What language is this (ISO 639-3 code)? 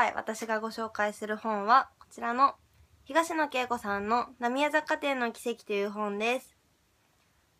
jpn